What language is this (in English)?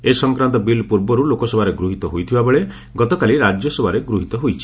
Odia